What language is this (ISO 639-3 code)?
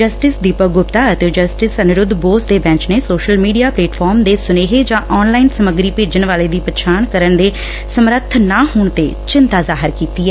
pan